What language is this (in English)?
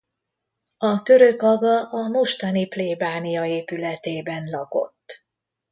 Hungarian